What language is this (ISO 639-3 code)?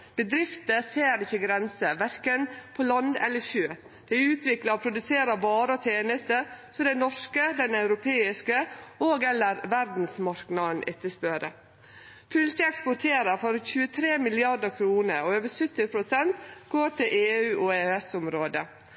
nno